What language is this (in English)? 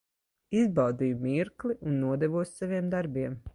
Latvian